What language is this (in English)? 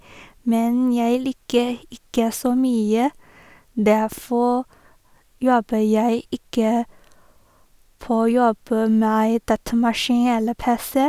Norwegian